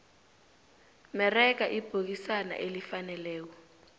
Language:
South Ndebele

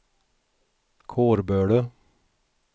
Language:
Swedish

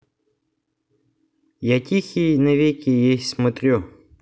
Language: Russian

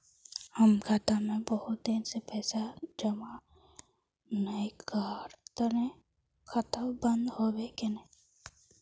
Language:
Magahi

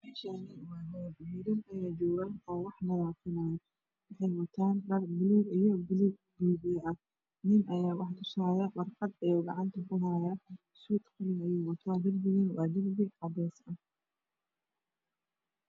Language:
Somali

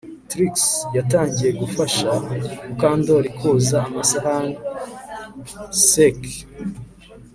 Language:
Kinyarwanda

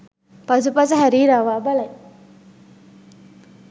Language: Sinhala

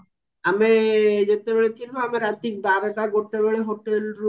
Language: Odia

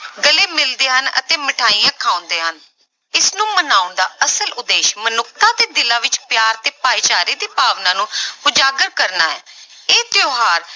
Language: Punjabi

